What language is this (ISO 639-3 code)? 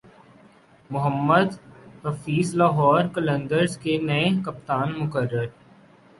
urd